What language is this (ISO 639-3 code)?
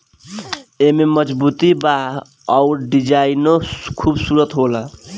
bho